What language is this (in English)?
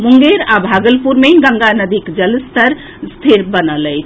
Maithili